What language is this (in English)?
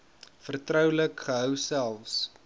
Afrikaans